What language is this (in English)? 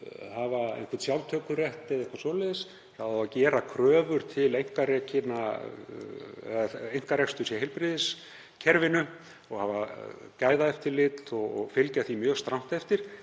Icelandic